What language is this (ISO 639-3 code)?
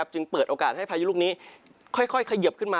tha